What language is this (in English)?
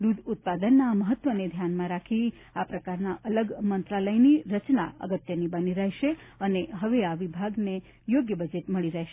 Gujarati